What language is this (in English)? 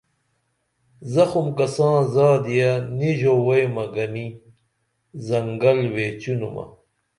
Dameli